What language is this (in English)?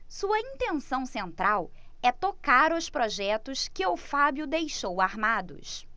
Portuguese